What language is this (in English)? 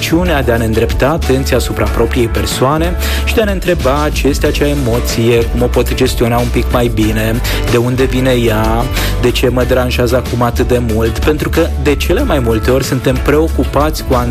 Romanian